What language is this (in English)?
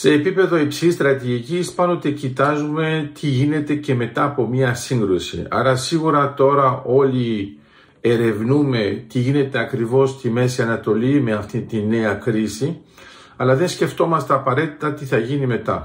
Greek